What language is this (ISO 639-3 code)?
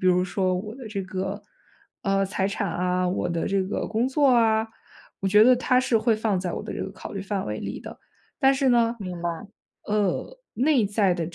zho